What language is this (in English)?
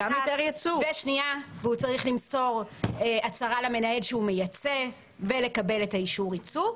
Hebrew